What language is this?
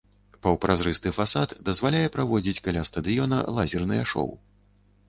Belarusian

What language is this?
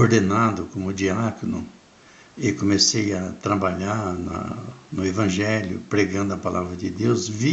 Portuguese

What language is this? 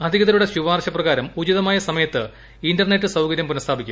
Malayalam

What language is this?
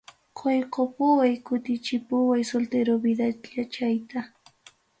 Ayacucho Quechua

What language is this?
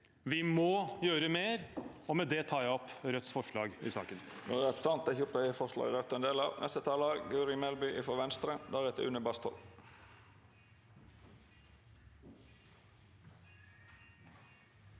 Norwegian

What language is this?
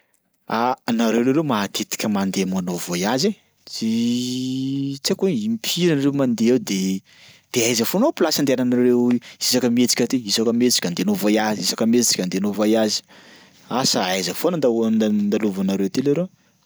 Sakalava Malagasy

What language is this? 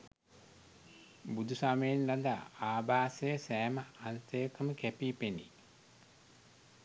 Sinhala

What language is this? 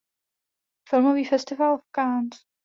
Czech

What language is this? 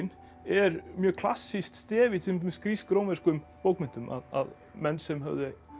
Icelandic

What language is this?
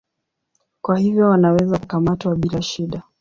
Swahili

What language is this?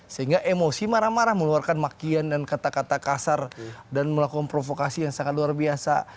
Indonesian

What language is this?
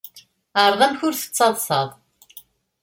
Kabyle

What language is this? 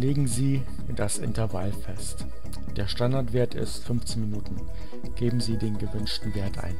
German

